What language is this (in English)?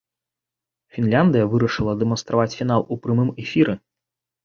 Belarusian